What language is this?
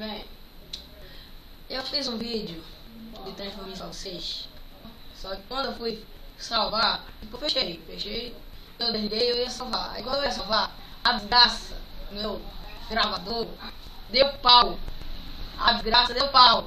Portuguese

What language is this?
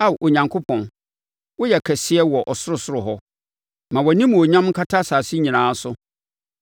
Akan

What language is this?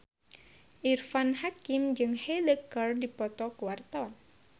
Sundanese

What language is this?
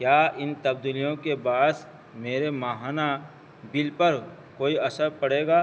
Urdu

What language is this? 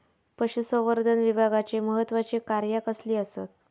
Marathi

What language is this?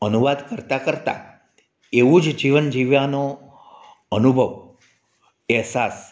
Gujarati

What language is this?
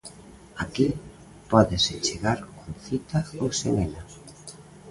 Galician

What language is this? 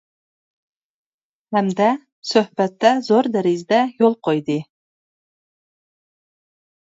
Uyghur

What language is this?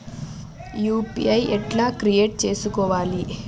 Telugu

